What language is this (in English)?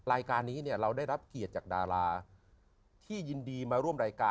Thai